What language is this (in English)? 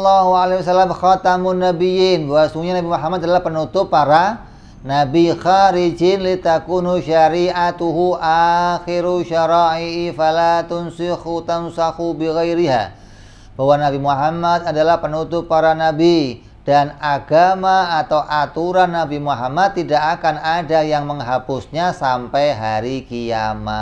Indonesian